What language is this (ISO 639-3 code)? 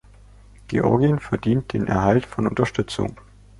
deu